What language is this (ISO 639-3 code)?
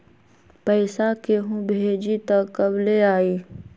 mag